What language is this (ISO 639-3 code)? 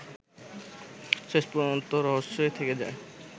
ben